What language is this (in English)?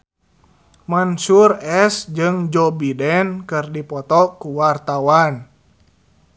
Sundanese